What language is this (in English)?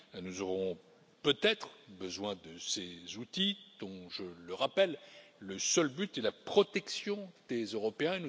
French